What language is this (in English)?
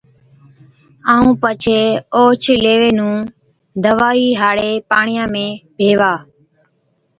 Od